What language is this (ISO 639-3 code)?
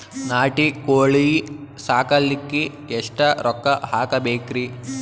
kan